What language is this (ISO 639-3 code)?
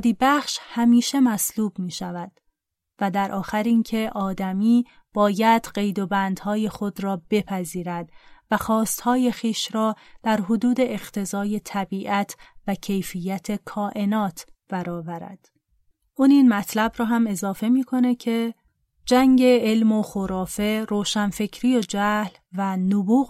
fas